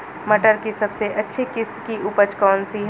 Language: Hindi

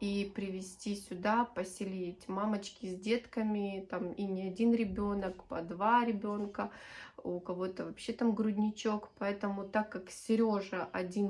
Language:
Russian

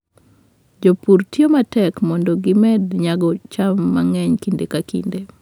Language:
Luo (Kenya and Tanzania)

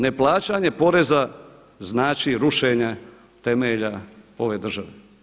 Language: Croatian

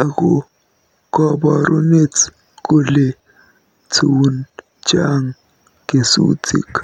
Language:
Kalenjin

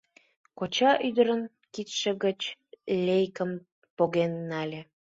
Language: Mari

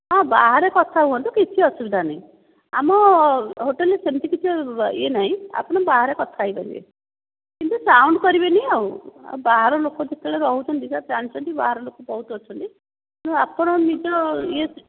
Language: Odia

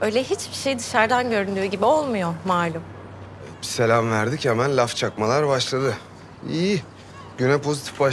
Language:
Turkish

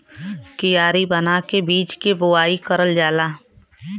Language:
Bhojpuri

